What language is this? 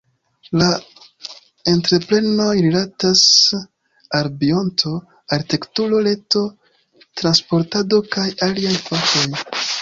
Esperanto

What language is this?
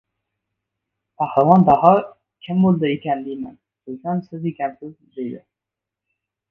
Uzbek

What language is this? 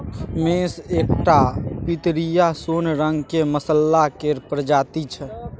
Maithili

